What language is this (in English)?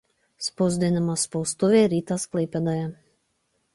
Lithuanian